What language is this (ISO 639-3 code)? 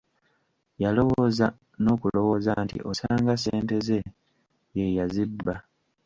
lug